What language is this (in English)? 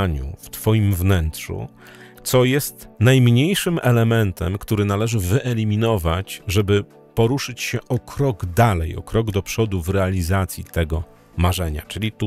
Polish